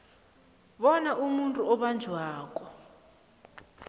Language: South Ndebele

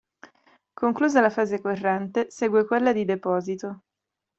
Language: Italian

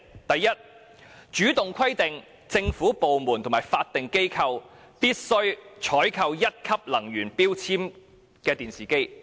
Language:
Cantonese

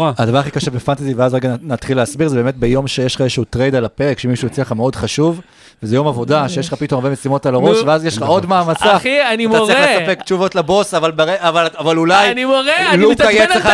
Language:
Hebrew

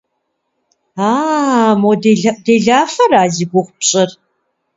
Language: Kabardian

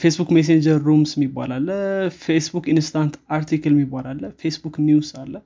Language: Amharic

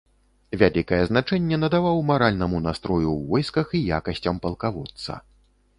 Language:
Belarusian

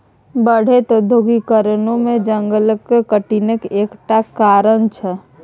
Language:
Maithili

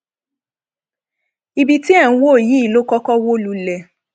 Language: Yoruba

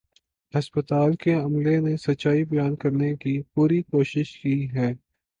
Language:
Urdu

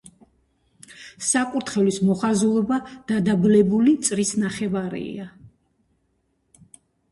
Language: Georgian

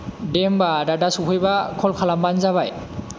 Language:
Bodo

